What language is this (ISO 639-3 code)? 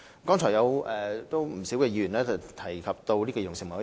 yue